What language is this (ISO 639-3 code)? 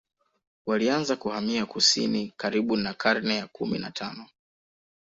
swa